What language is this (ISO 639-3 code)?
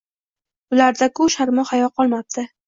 uzb